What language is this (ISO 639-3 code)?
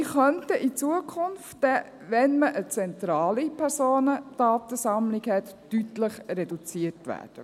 gsw